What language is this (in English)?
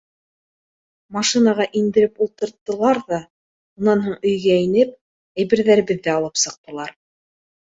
Bashkir